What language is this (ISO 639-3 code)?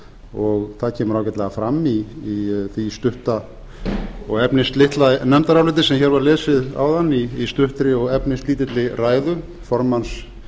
isl